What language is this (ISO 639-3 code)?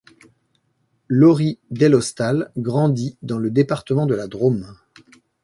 fra